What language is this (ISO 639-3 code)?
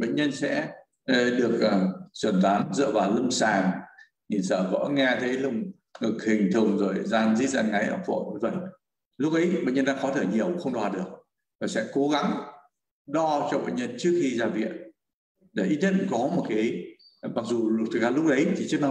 vie